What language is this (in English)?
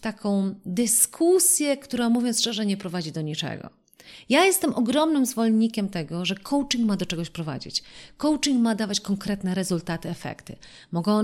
Polish